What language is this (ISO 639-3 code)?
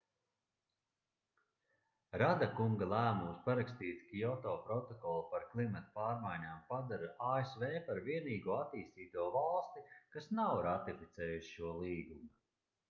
lav